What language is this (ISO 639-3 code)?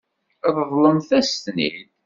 kab